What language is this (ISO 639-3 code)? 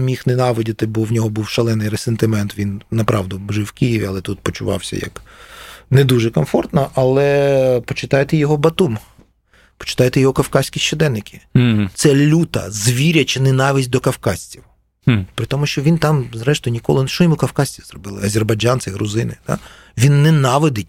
ukr